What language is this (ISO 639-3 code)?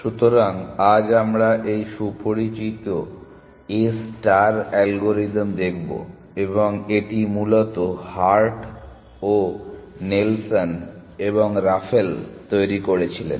ben